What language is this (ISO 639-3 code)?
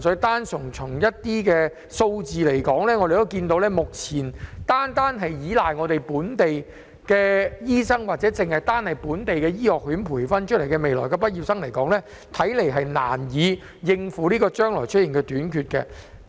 yue